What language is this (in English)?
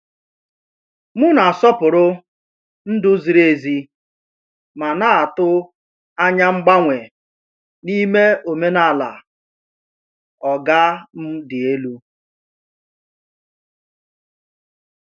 Igbo